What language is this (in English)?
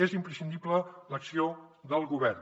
Catalan